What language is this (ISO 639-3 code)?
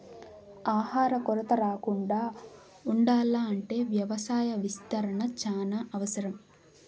tel